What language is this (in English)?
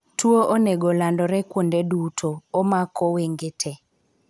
Luo (Kenya and Tanzania)